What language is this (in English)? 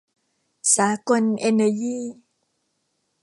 Thai